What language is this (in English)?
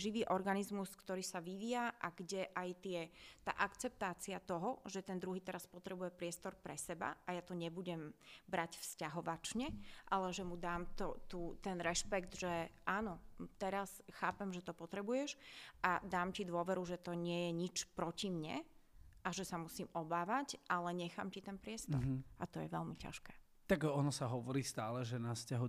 Slovak